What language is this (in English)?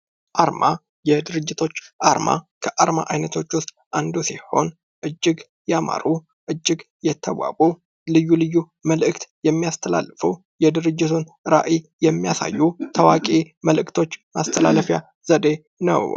Amharic